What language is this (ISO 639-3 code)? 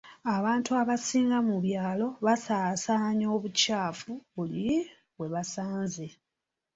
lug